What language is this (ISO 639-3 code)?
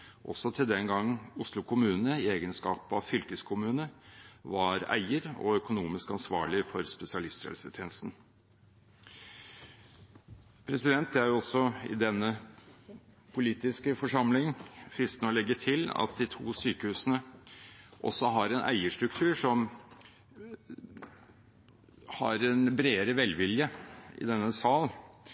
nob